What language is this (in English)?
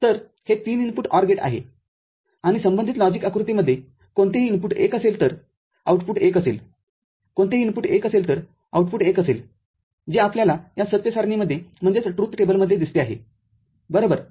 Marathi